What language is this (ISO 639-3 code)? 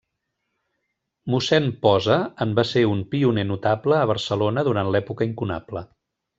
cat